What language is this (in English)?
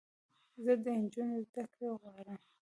Pashto